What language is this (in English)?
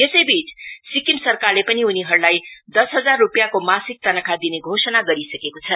Nepali